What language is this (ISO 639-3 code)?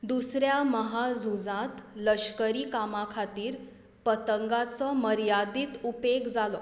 kok